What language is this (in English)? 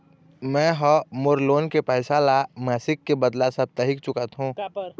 Chhattisgarhi